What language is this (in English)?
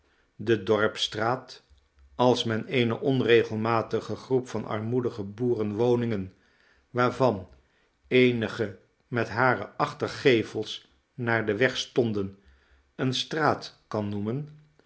Dutch